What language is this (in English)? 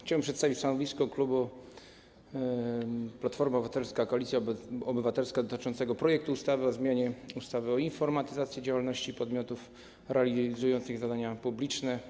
Polish